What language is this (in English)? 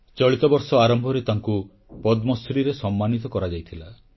Odia